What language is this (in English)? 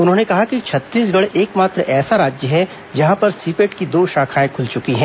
Hindi